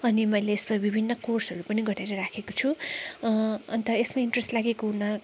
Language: Nepali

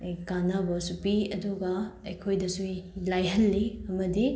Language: Manipuri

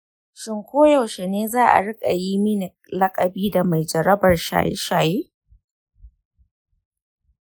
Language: Hausa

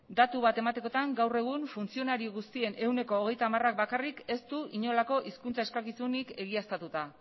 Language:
Basque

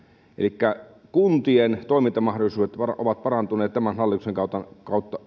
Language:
Finnish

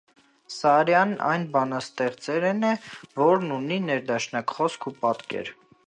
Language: Armenian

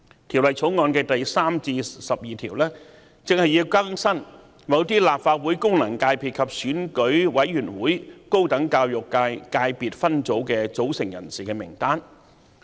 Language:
Cantonese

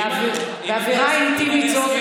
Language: Hebrew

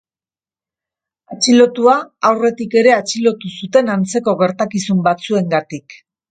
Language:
Basque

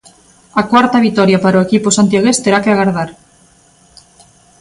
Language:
Galician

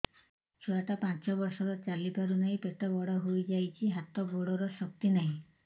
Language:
Odia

